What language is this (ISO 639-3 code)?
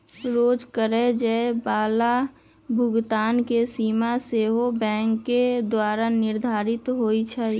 mag